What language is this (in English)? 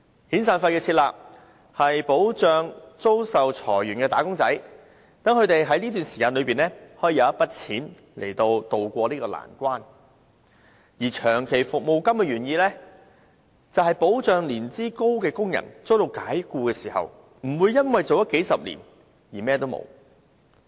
Cantonese